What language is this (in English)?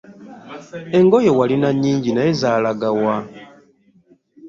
Ganda